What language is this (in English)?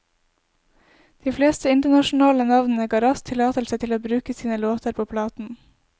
Norwegian